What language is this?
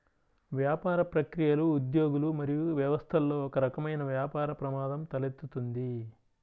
Telugu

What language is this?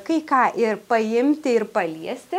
Lithuanian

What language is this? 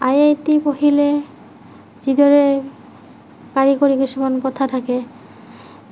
Assamese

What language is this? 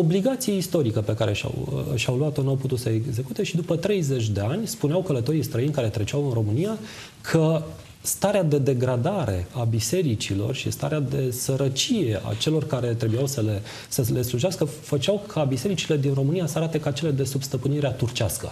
Romanian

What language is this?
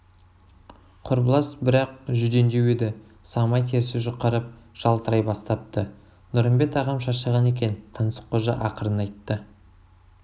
Kazakh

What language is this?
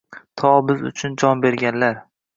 Uzbek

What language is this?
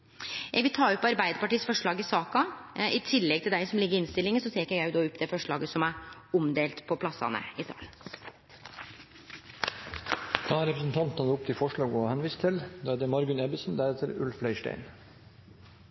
Norwegian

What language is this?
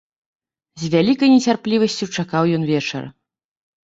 Belarusian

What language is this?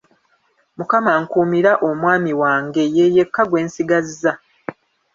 Ganda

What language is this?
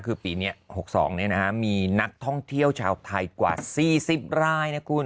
Thai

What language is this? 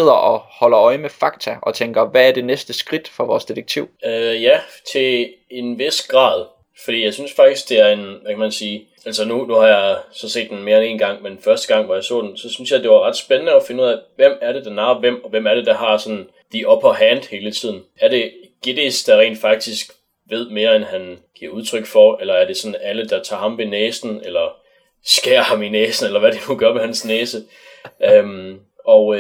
Danish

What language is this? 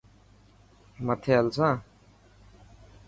Dhatki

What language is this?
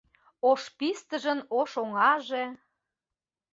Mari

